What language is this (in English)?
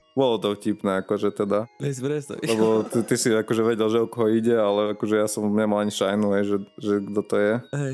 Slovak